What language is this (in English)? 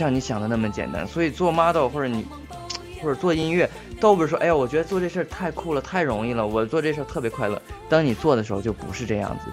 Chinese